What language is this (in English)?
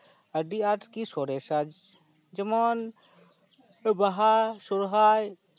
Santali